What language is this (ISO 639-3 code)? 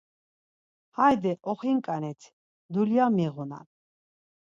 lzz